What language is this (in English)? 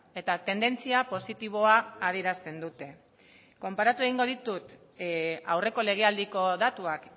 Basque